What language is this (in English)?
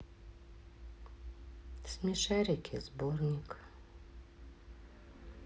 Russian